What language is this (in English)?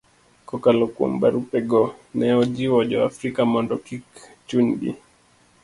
Luo (Kenya and Tanzania)